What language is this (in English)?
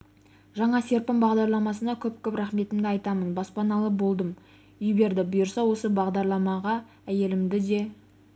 Kazakh